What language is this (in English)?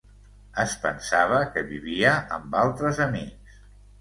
Catalan